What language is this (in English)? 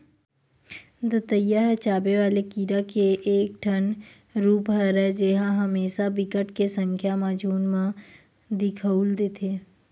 Chhattisgarhi